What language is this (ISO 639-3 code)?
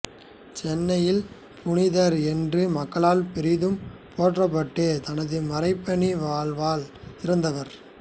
tam